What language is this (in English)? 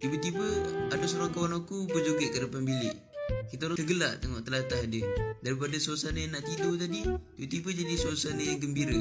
Malay